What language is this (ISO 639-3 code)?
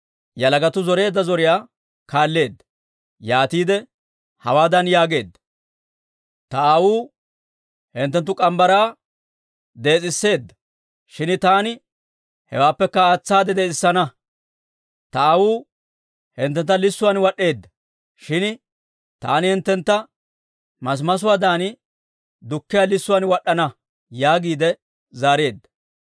dwr